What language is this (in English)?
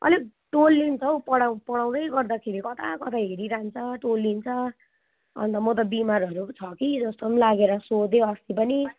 Nepali